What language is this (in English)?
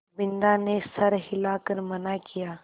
Hindi